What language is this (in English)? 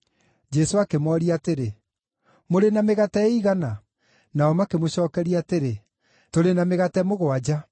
Kikuyu